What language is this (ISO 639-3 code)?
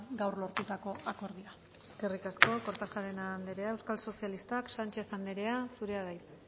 eus